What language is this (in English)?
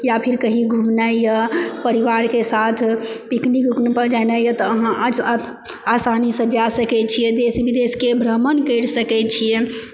Maithili